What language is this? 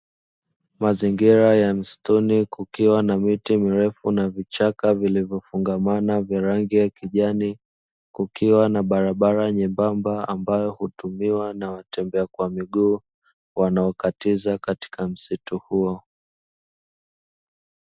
Swahili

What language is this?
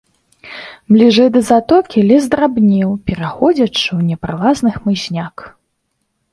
Belarusian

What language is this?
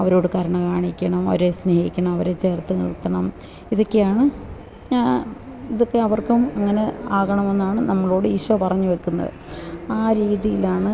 Malayalam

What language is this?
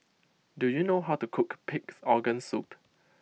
English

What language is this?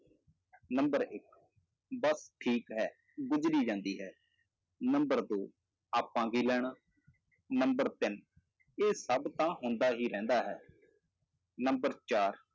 Punjabi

